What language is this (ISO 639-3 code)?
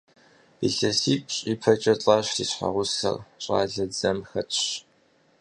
kbd